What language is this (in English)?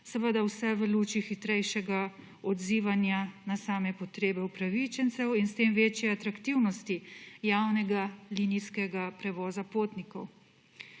Slovenian